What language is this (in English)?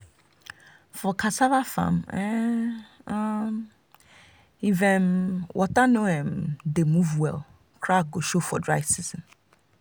Nigerian Pidgin